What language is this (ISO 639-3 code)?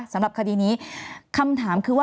tha